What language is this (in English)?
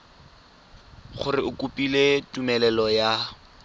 Tswana